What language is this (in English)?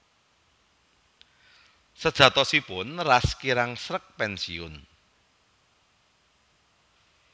Javanese